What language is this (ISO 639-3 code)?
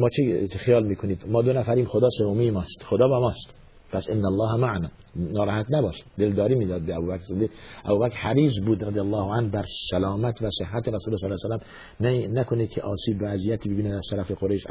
fas